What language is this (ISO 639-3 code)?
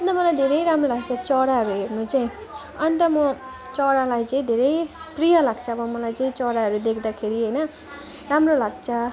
nep